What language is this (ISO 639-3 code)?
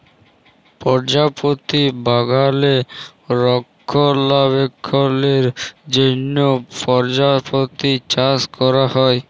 ben